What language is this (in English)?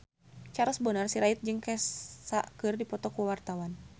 Sundanese